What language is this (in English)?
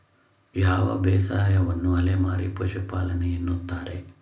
Kannada